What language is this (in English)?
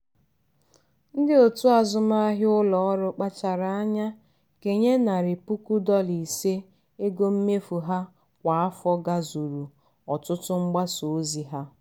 Igbo